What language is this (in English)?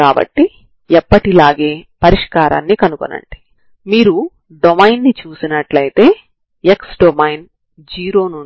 Telugu